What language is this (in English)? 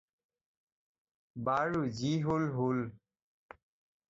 Assamese